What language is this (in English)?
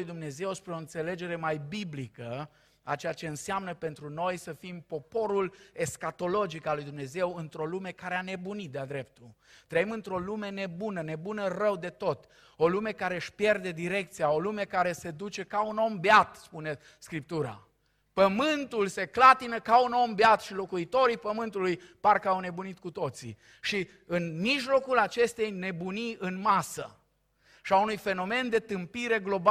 Romanian